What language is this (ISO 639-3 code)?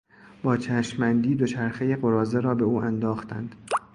fas